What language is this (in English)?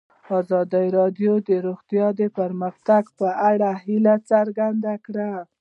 Pashto